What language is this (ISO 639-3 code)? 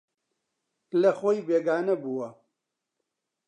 ckb